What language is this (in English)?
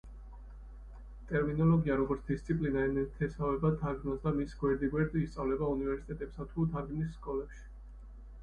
Georgian